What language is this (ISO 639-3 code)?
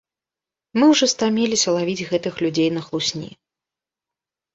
bel